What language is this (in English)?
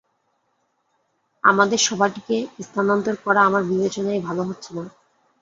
Bangla